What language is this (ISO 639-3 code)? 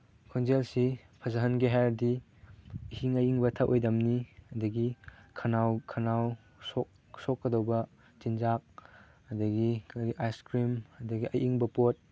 mni